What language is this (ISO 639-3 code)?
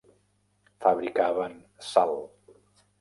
cat